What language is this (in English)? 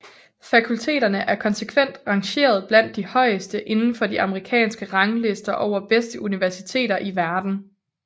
Danish